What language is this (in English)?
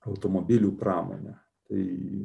Lithuanian